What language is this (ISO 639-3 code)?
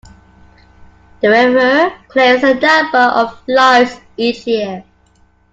eng